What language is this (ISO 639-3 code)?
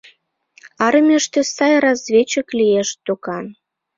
chm